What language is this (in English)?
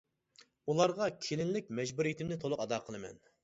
Uyghur